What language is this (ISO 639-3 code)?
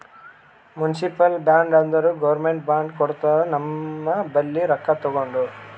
kan